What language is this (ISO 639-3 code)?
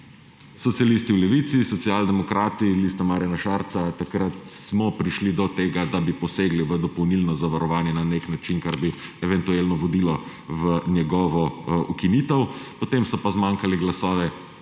slv